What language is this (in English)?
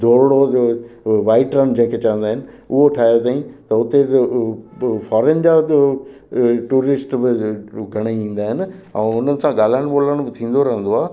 Sindhi